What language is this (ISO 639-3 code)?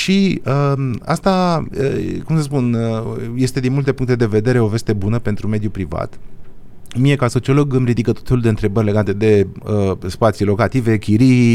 ron